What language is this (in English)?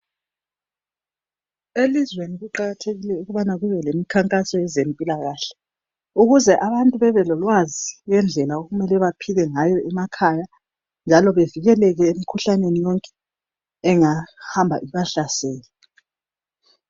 North Ndebele